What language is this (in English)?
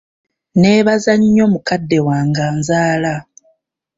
Ganda